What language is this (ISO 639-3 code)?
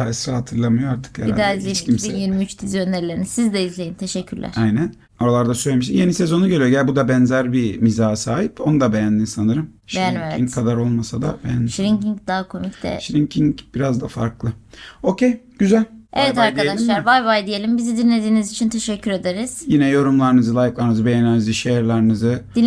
tur